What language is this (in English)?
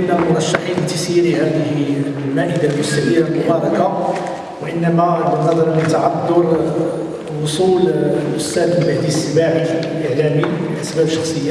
Arabic